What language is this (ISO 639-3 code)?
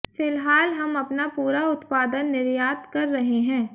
hin